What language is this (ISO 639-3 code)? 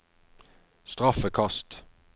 nor